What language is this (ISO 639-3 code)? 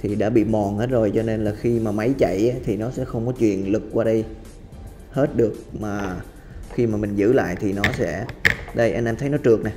vie